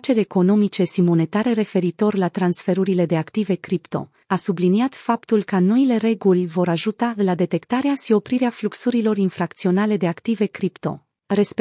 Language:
Romanian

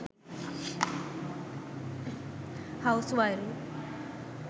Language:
Sinhala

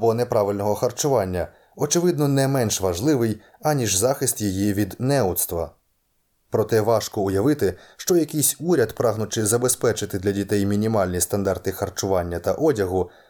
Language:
Ukrainian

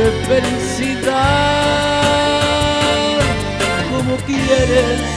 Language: Spanish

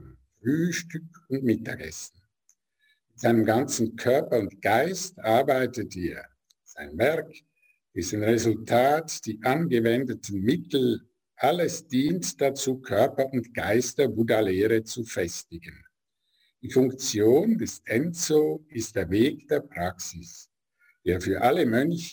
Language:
German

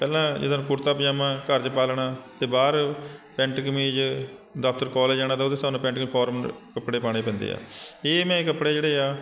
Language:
Punjabi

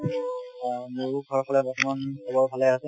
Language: Assamese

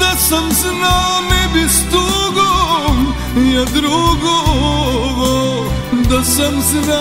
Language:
Romanian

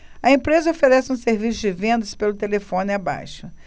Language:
Portuguese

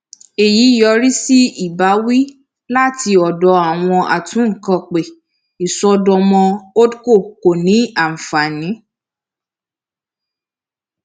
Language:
Yoruba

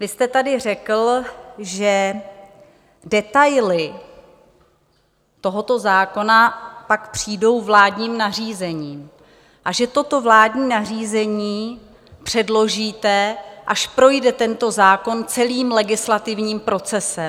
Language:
Czech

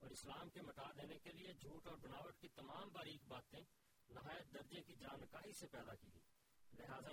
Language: Urdu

